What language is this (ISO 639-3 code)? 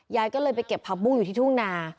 tha